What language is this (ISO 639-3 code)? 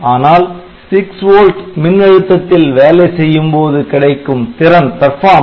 tam